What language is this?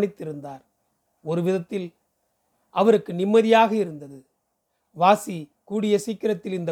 Tamil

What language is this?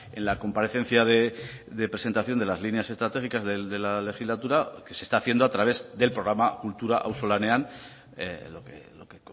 Spanish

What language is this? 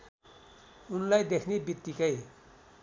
Nepali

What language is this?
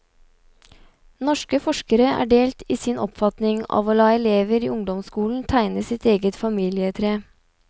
Norwegian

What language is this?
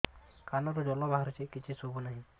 Odia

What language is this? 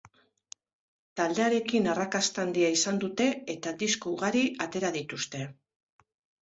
Basque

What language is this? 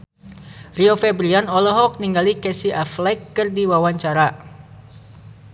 Sundanese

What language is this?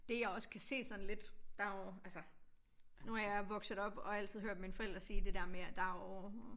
Danish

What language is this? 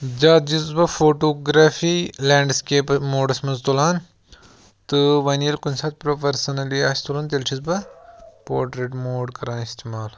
Kashmiri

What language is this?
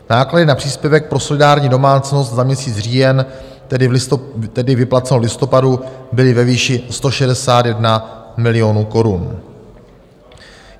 Czech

